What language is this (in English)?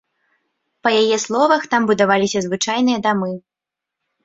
Belarusian